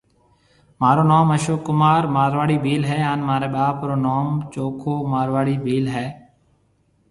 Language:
Marwari (Pakistan)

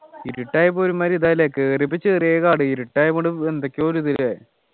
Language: Malayalam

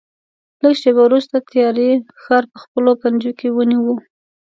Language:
Pashto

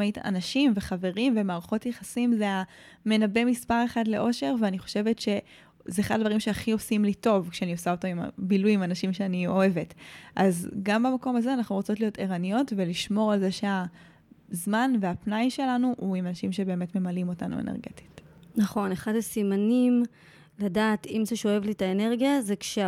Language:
Hebrew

